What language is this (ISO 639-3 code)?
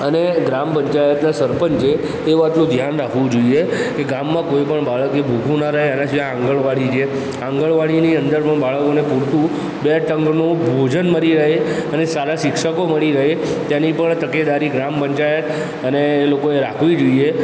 guj